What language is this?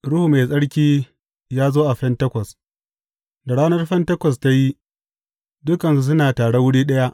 Hausa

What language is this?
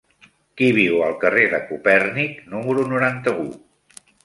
Catalan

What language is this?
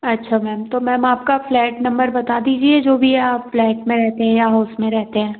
Hindi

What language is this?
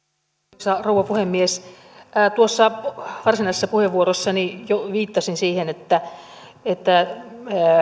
Finnish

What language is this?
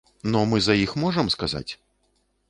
Belarusian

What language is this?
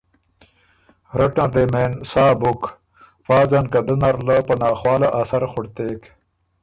Ormuri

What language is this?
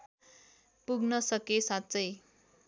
Nepali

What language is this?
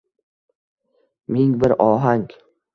Uzbek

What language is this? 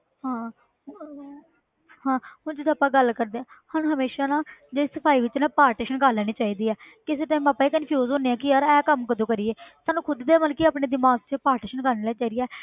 Punjabi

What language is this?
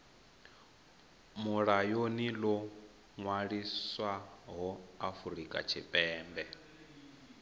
Venda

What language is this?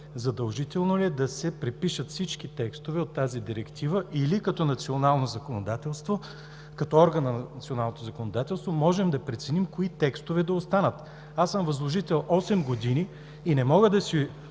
Bulgarian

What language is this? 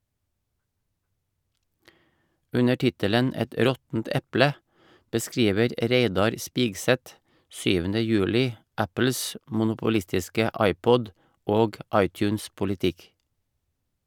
Norwegian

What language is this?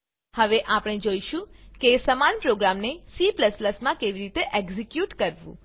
Gujarati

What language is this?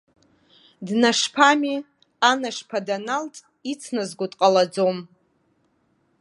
Abkhazian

